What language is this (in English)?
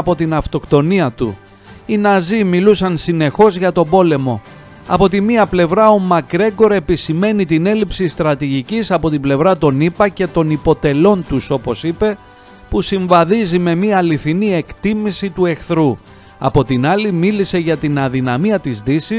Greek